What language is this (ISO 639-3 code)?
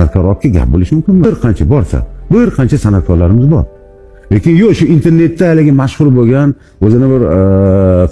tur